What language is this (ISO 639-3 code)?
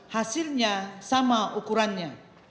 ind